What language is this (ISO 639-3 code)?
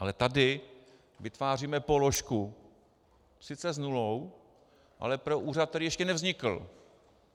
ces